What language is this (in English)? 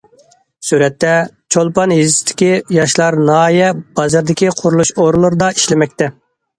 Uyghur